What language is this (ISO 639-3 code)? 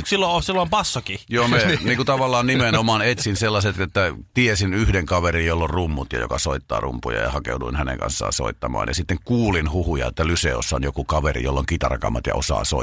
fin